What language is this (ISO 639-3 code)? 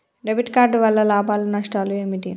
tel